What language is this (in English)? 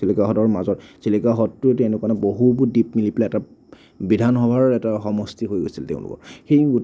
Assamese